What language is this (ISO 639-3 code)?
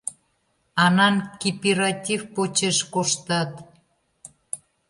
chm